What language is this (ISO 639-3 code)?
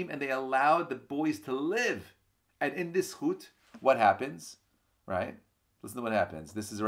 eng